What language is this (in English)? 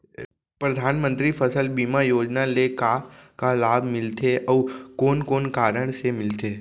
Chhattisgarhi